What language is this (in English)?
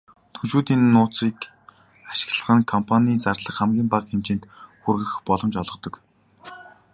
Mongolian